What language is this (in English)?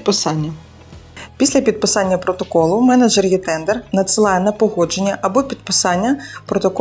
Ukrainian